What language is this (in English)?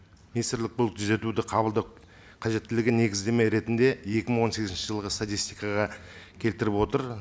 Kazakh